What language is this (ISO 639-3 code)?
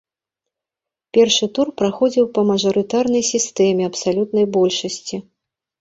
bel